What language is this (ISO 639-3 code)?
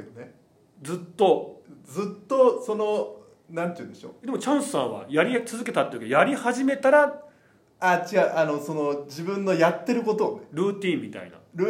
jpn